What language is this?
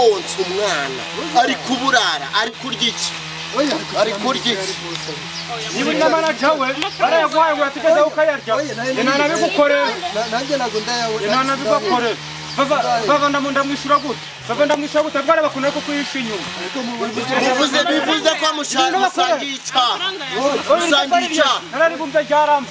Romanian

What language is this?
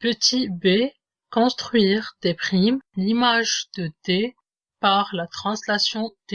French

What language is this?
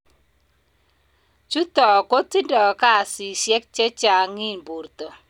Kalenjin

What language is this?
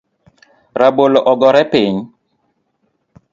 Luo (Kenya and Tanzania)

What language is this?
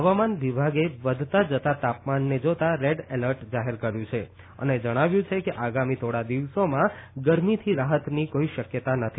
Gujarati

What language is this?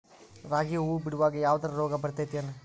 Kannada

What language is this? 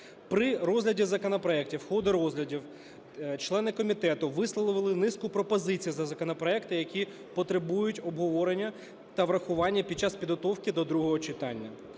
Ukrainian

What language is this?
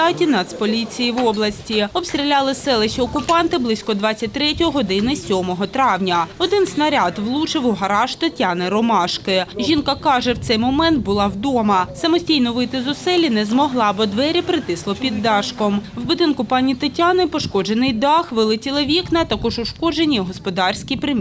Ukrainian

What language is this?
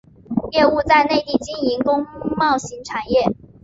Chinese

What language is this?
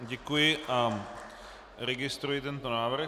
Czech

